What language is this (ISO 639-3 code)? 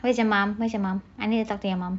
eng